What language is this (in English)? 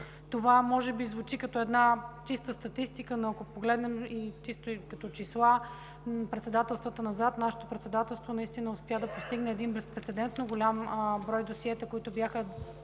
Bulgarian